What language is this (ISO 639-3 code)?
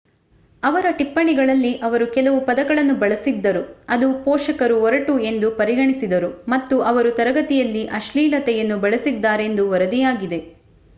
kan